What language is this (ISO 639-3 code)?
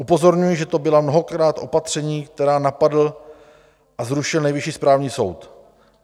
ces